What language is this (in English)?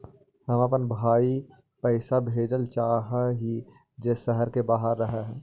Magahi